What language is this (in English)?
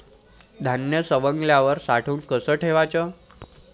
Marathi